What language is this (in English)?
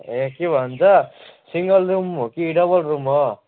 Nepali